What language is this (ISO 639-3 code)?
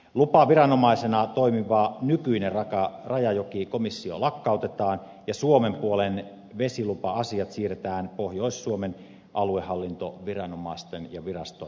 fin